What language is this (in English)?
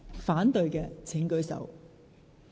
Cantonese